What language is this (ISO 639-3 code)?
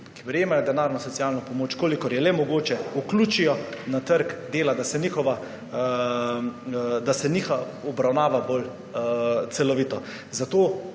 slv